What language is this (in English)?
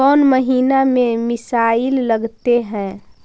Magahi